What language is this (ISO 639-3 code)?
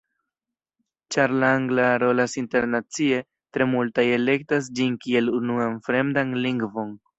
epo